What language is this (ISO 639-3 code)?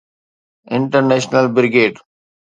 snd